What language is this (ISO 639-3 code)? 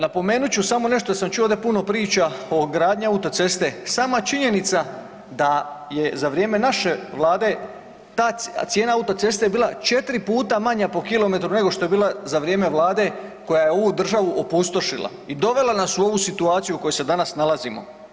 hrv